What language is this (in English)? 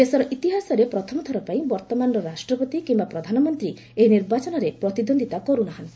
Odia